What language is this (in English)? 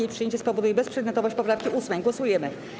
Polish